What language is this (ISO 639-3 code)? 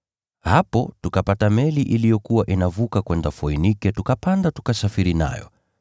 swa